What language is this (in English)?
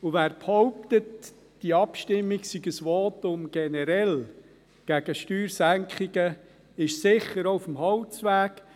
Swiss German